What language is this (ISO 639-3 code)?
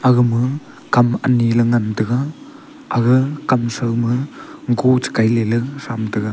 nnp